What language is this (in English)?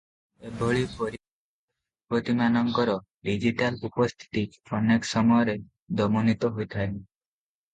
Odia